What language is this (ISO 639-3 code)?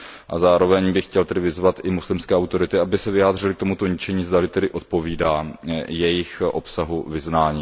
ces